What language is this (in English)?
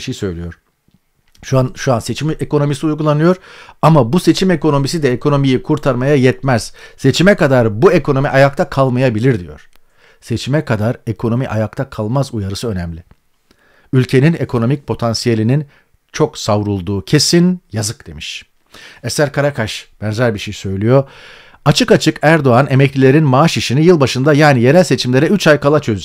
Turkish